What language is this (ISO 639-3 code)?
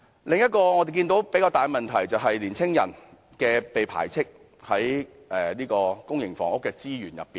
yue